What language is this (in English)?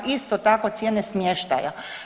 Croatian